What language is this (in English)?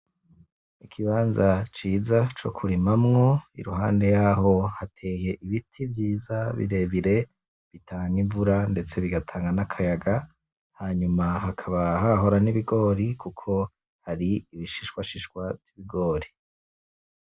Rundi